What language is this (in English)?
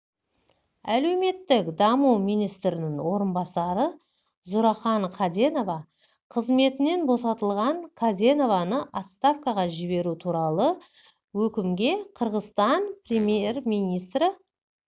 Kazakh